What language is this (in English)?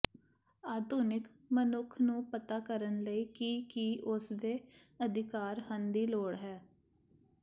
Punjabi